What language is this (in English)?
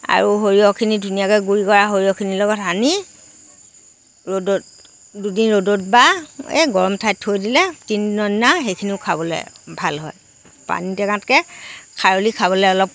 Assamese